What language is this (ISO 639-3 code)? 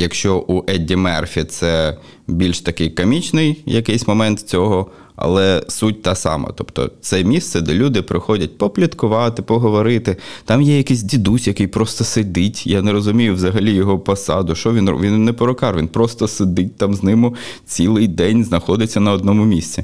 ukr